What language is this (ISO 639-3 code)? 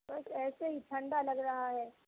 urd